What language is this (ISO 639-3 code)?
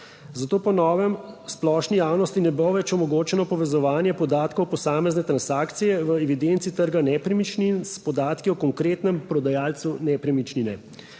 slv